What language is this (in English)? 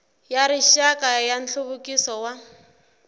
Tsonga